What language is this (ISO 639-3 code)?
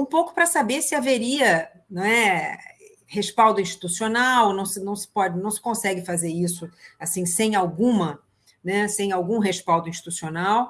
por